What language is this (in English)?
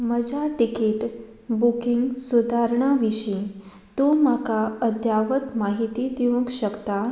Konkani